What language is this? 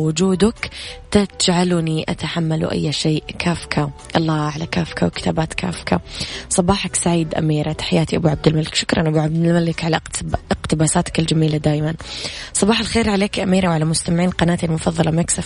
Arabic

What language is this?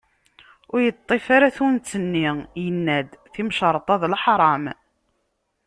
Kabyle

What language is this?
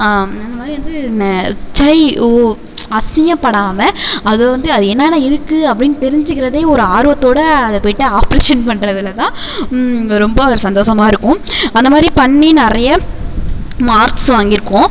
Tamil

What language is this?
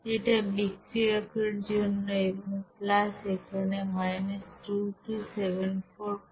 Bangla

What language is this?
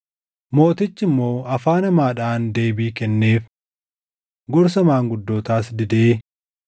Oromo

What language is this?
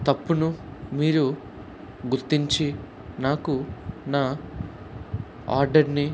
Telugu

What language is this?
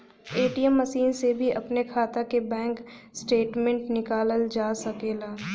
Bhojpuri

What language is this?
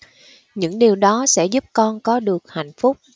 Vietnamese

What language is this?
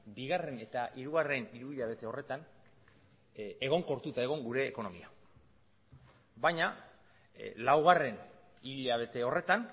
Basque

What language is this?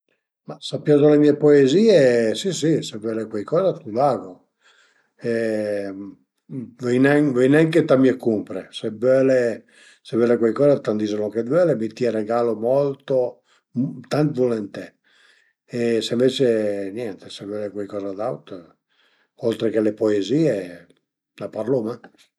Piedmontese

